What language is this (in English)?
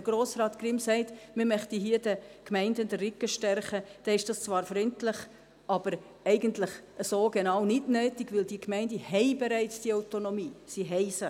Swiss German